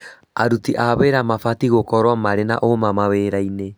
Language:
Kikuyu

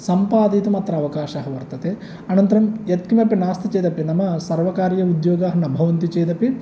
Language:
Sanskrit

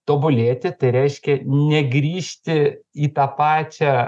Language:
Lithuanian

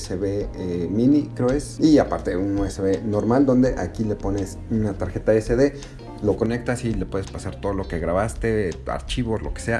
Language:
Spanish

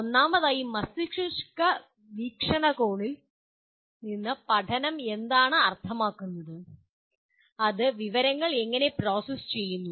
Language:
Malayalam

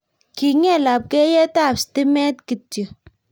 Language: Kalenjin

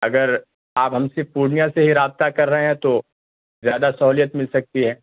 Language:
Urdu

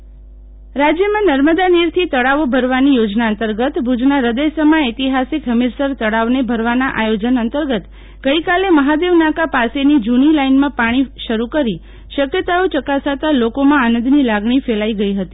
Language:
Gujarati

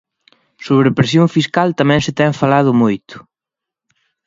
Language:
Galician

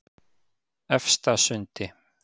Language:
Icelandic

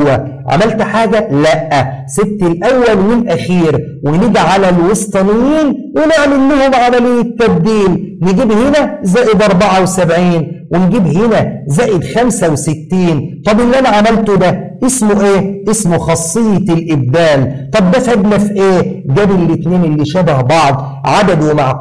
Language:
Arabic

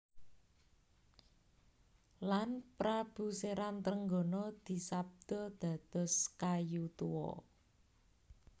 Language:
Javanese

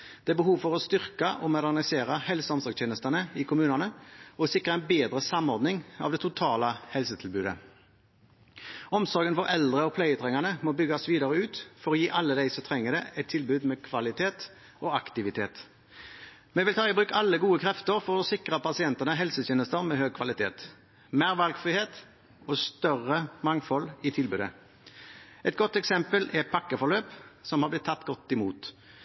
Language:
Norwegian Bokmål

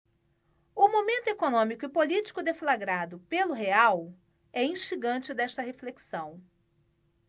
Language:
Portuguese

